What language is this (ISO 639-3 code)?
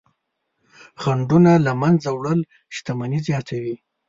pus